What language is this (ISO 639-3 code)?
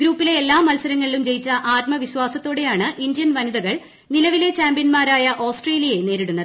mal